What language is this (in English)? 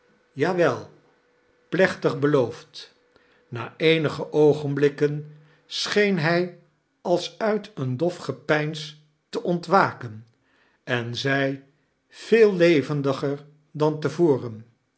Dutch